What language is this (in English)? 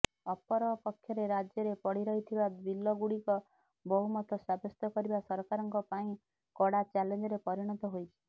Odia